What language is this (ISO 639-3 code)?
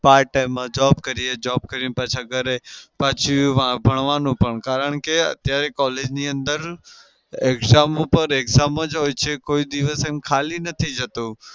guj